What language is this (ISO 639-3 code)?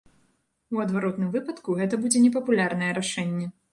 bel